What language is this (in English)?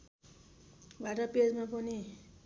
Nepali